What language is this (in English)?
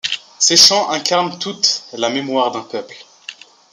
French